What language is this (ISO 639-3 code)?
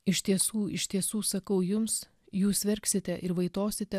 lit